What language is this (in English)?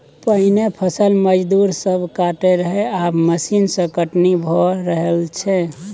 Maithili